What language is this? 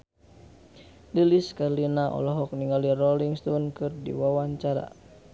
Sundanese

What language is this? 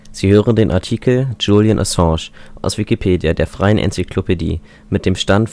German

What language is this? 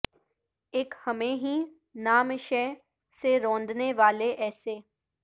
Urdu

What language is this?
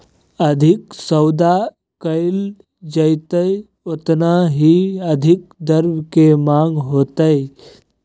Magahi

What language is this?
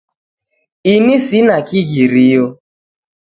Taita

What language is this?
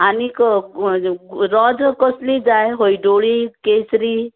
Konkani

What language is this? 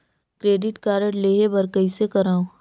Chhattisgarhi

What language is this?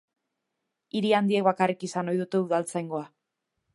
Basque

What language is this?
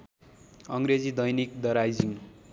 Nepali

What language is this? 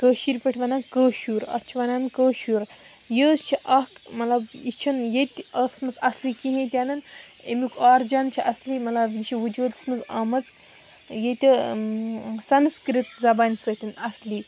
Kashmiri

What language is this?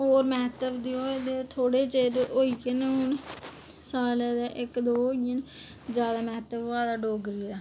Dogri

